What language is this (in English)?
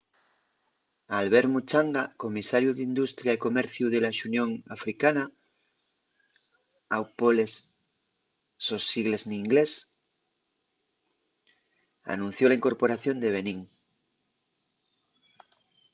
Asturian